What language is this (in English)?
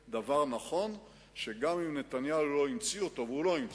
Hebrew